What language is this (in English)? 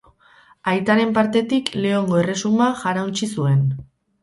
Basque